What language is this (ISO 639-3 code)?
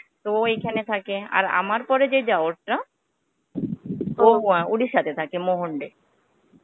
ben